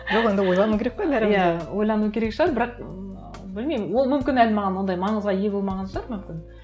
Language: Kazakh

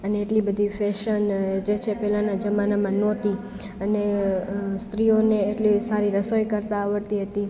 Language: Gujarati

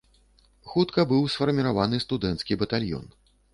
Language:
Belarusian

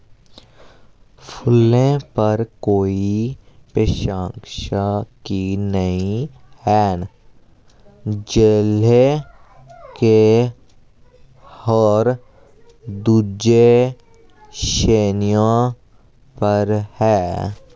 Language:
Dogri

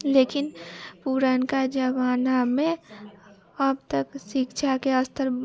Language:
Maithili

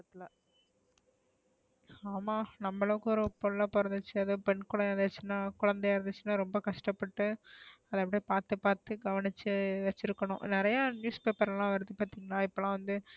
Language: Tamil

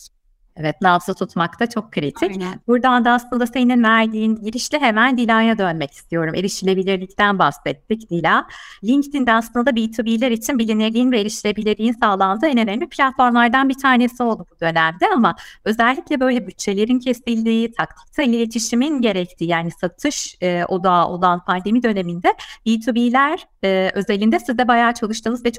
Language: Turkish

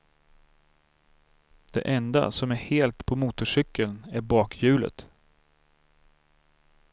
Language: Swedish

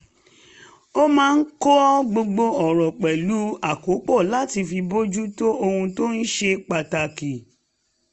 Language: Yoruba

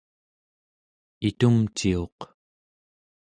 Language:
Central Yupik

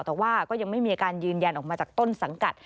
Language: Thai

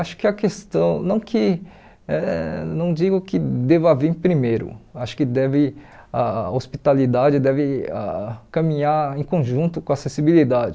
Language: Portuguese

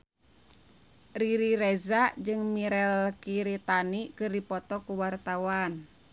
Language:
Sundanese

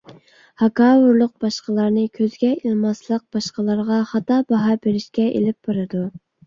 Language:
Uyghur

